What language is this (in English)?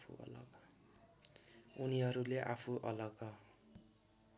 Nepali